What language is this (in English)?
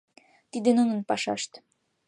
Mari